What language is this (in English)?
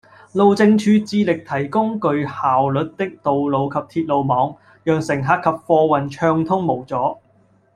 Cantonese